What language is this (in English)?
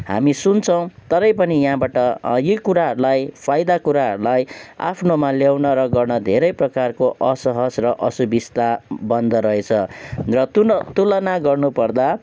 Nepali